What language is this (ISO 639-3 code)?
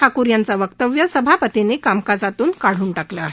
mar